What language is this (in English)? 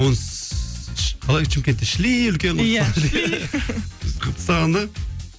Kazakh